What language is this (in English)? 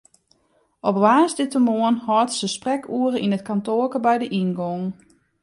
Western Frisian